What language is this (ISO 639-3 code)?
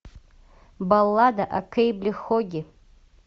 rus